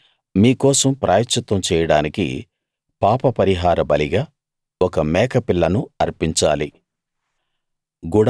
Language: Telugu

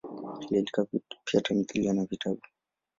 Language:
Swahili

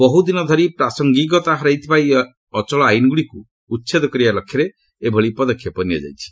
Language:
Odia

